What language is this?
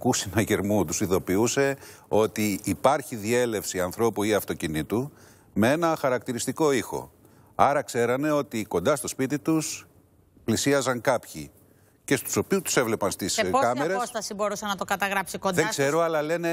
Greek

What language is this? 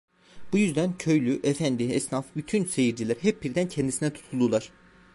Turkish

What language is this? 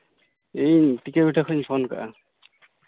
Santali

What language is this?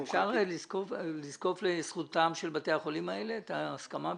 Hebrew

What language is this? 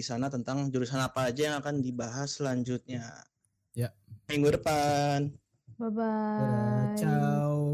Indonesian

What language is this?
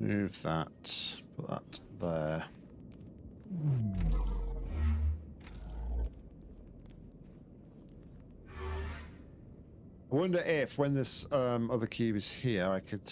English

